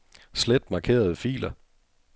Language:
Danish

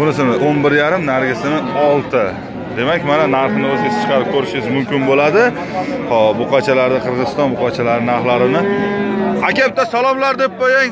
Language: Turkish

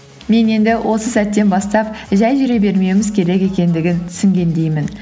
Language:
Kazakh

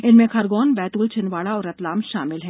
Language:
Hindi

